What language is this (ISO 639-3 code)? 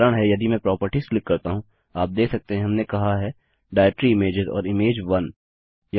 hin